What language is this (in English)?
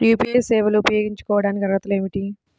Telugu